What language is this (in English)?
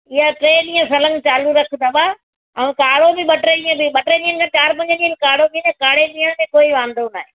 Sindhi